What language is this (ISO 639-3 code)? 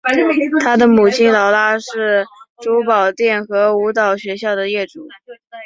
zho